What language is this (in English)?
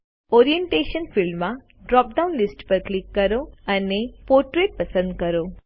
Gujarati